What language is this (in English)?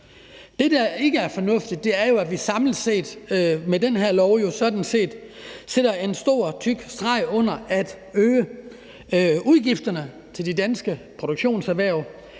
Danish